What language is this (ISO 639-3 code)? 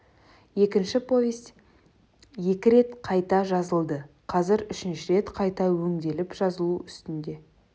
kaz